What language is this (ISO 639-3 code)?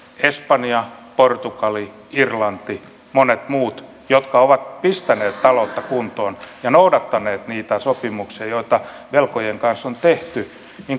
fin